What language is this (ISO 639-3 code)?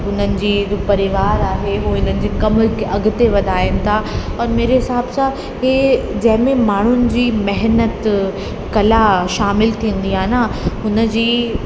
snd